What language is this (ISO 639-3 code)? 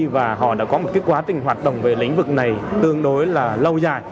vie